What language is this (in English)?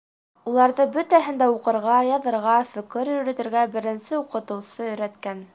Bashkir